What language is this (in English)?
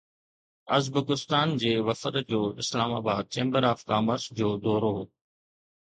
Sindhi